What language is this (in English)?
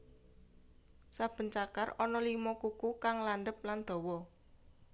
Javanese